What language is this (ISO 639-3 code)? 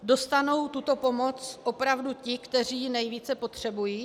ces